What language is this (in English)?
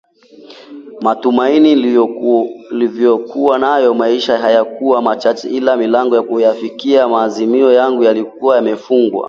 Swahili